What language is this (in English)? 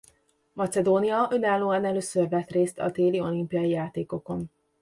Hungarian